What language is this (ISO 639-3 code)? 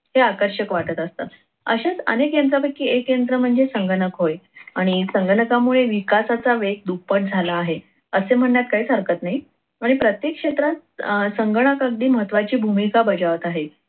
mar